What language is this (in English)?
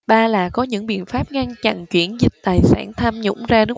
Vietnamese